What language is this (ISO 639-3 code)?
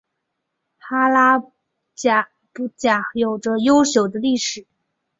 zho